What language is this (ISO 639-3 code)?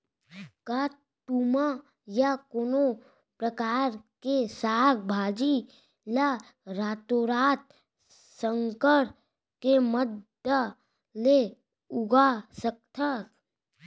hne